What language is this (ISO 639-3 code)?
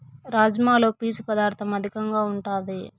tel